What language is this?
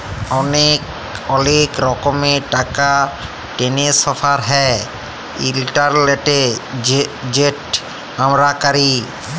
Bangla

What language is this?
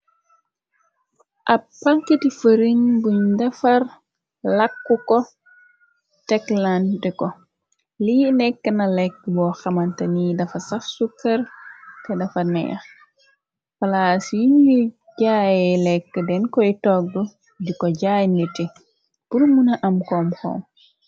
Wolof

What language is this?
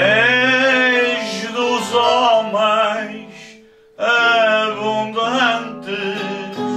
Portuguese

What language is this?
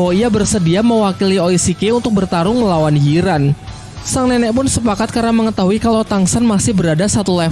Indonesian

